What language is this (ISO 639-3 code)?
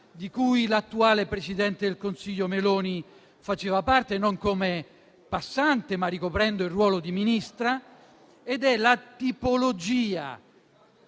ita